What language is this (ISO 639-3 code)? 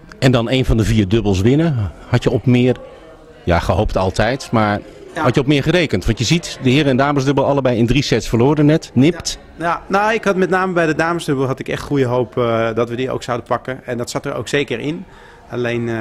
nld